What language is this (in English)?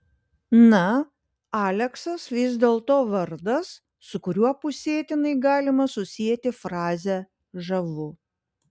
Lithuanian